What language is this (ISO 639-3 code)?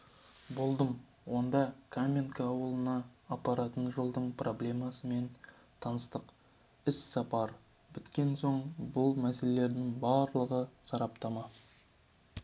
kaz